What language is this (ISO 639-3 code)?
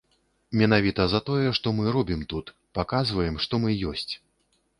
bel